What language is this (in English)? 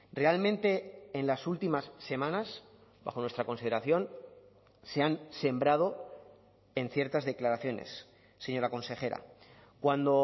Spanish